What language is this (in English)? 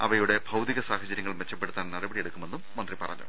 Malayalam